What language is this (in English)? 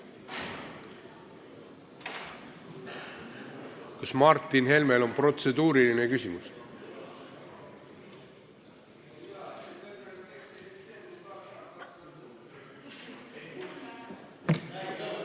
Estonian